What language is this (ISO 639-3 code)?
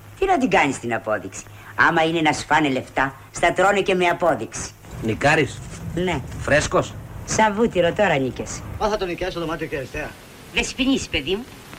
ell